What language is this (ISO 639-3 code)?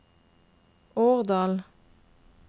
nor